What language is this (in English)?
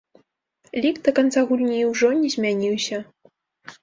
Belarusian